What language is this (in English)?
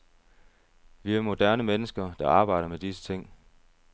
Danish